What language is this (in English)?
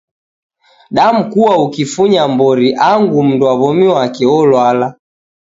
Taita